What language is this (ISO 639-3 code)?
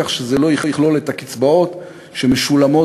heb